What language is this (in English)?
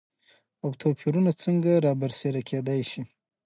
Pashto